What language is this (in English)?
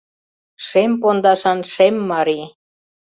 Mari